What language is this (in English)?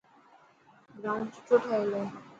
Dhatki